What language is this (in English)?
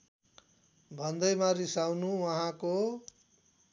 Nepali